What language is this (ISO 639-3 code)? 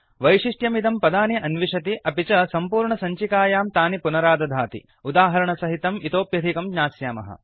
san